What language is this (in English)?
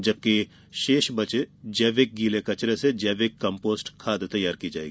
Hindi